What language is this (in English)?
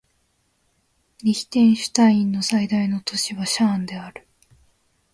Japanese